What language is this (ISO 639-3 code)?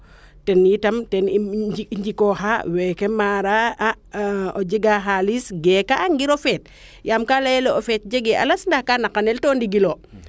srr